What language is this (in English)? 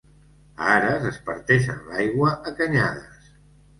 Catalan